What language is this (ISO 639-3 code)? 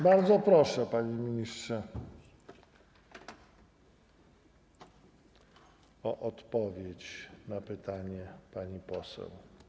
pol